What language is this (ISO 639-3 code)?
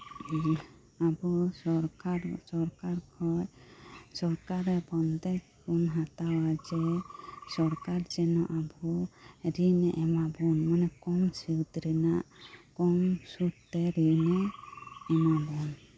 sat